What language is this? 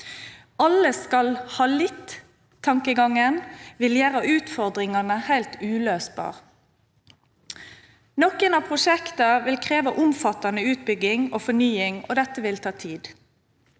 Norwegian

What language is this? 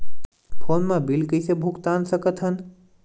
Chhattisgarhi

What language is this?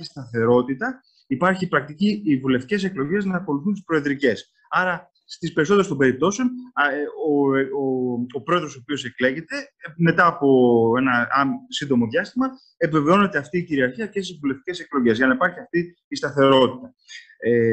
Greek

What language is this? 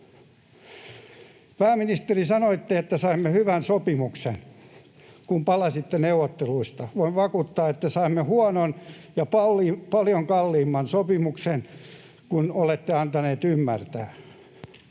Finnish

